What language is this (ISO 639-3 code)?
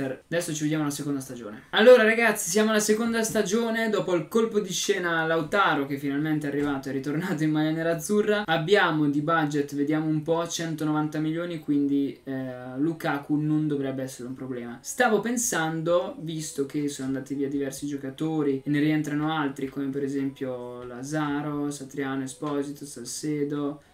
ita